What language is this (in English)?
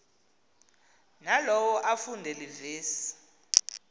Xhosa